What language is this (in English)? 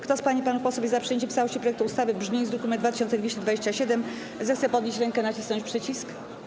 Polish